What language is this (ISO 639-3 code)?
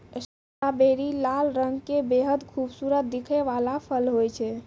mai